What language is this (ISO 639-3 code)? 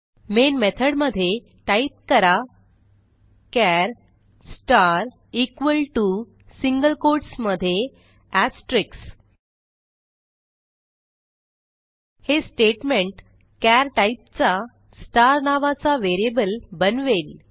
mar